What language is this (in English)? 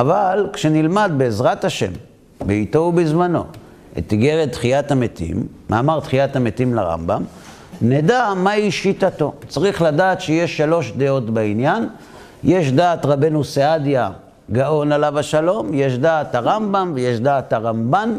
Hebrew